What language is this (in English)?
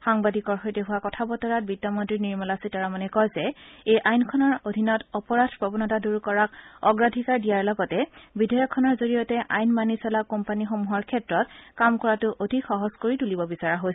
Assamese